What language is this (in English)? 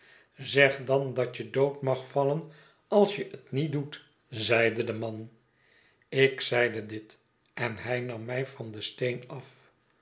Dutch